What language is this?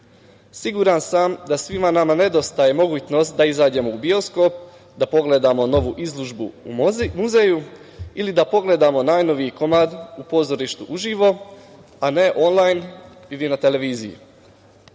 Serbian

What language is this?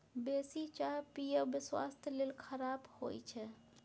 Maithili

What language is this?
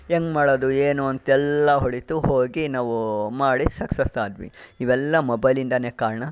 Kannada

